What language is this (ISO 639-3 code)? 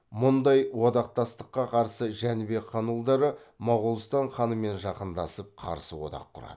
kaz